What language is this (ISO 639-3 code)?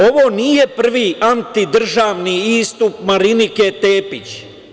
srp